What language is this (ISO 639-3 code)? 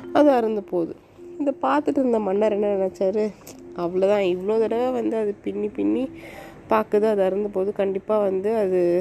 tam